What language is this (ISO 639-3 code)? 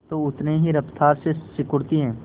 hin